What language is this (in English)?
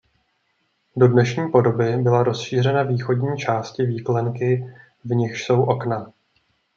Czech